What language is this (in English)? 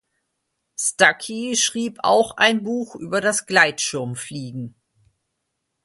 German